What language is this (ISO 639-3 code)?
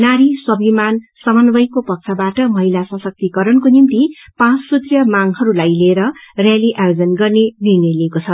nep